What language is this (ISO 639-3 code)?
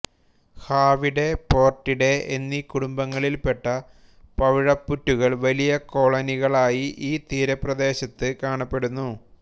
mal